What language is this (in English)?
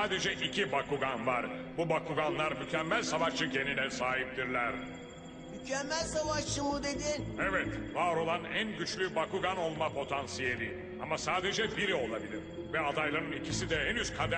Turkish